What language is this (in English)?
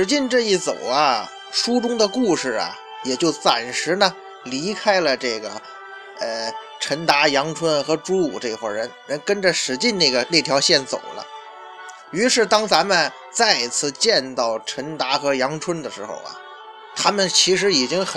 Chinese